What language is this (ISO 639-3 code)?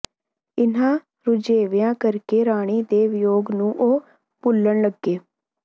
pan